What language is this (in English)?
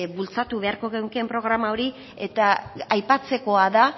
Basque